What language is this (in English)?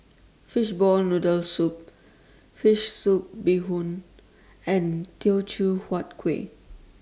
English